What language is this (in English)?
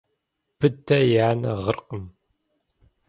Kabardian